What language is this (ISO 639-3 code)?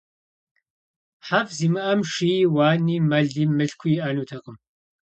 kbd